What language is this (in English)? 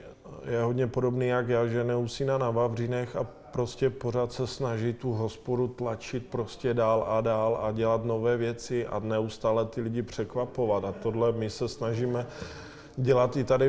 Czech